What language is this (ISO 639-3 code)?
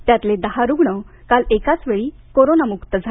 mar